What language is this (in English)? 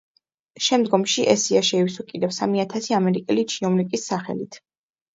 Georgian